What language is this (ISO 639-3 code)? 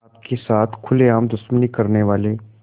hin